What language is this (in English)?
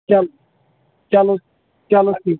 Kashmiri